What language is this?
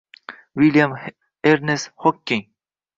Uzbek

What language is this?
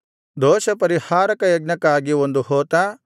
Kannada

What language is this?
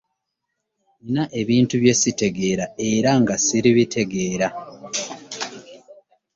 Ganda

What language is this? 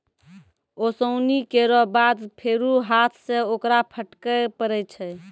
Maithili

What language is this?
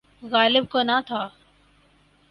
Urdu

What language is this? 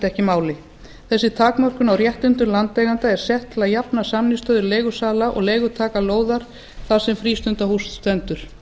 Icelandic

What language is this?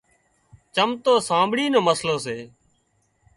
Wadiyara Koli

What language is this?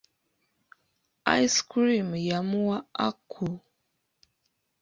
Ganda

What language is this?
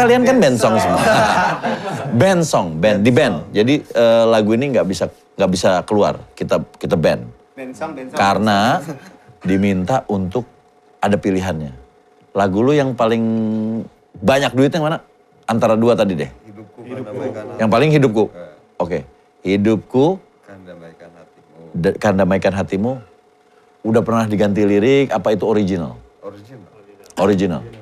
Indonesian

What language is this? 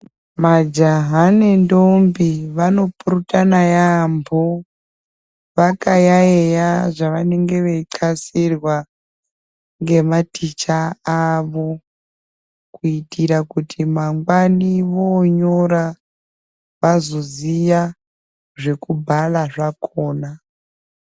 Ndau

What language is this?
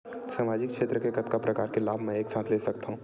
Chhattisgarhi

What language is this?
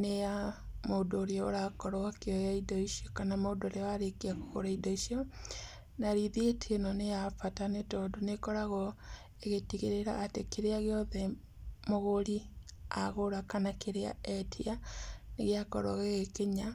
Kikuyu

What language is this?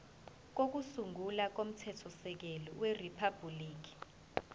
Zulu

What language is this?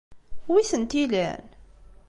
Kabyle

